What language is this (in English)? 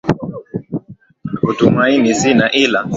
Swahili